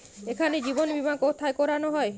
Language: Bangla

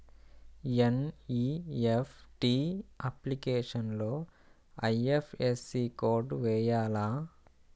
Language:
Telugu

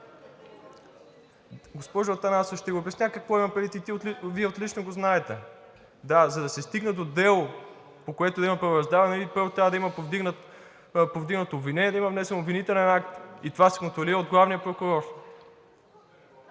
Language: Bulgarian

